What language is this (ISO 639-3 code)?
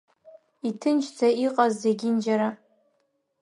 abk